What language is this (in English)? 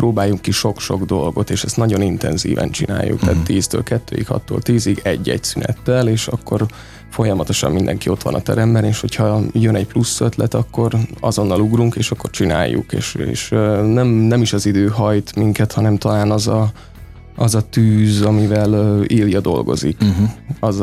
Hungarian